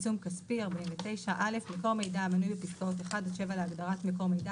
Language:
Hebrew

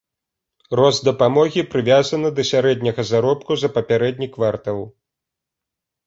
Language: Belarusian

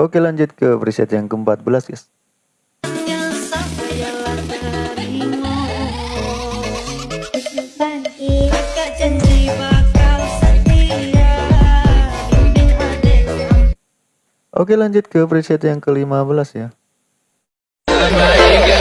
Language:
Indonesian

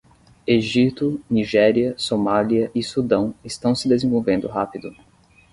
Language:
Portuguese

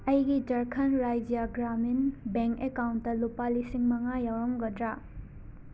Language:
Manipuri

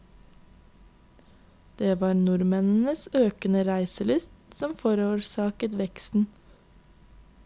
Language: Norwegian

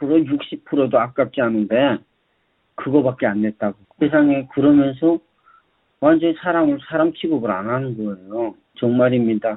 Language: Korean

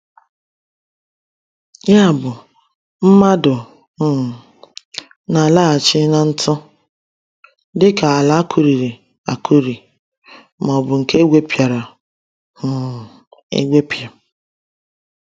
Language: Igbo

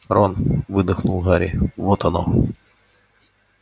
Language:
Russian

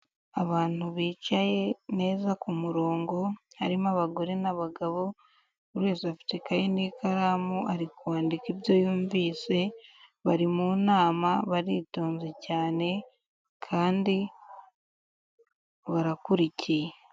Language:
Kinyarwanda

